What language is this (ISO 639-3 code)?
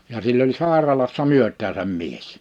fin